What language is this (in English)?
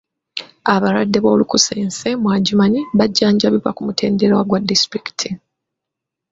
Ganda